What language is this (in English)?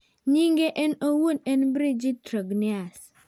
Luo (Kenya and Tanzania)